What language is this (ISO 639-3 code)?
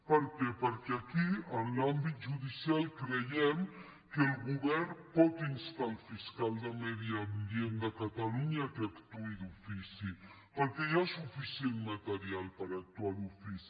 cat